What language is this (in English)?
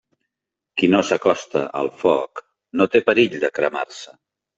Catalan